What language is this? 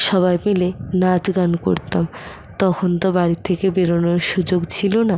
Bangla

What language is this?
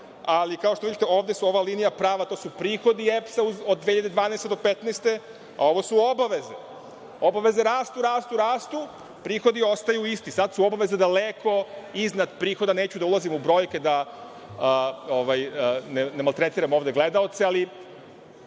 Serbian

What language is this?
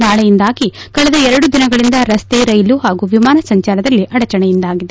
Kannada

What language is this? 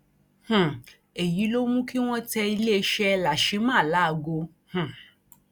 Yoruba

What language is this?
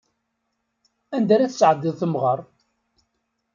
Kabyle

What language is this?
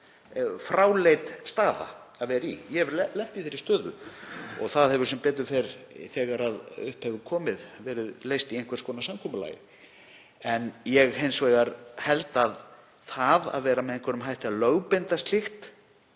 Icelandic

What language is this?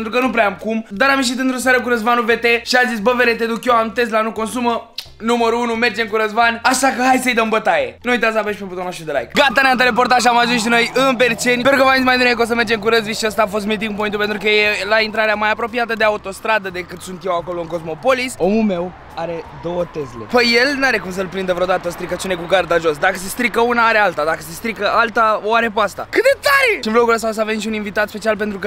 Romanian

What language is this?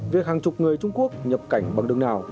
Vietnamese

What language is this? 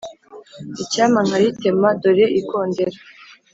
Kinyarwanda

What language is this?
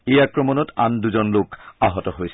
Assamese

